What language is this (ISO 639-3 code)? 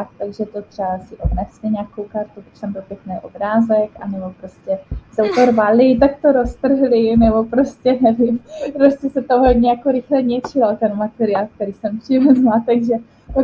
ces